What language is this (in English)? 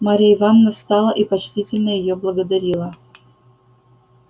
Russian